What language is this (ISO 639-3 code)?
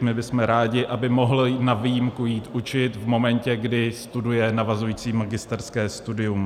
ces